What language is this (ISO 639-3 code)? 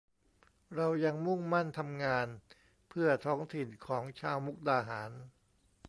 tha